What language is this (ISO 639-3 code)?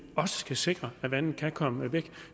dan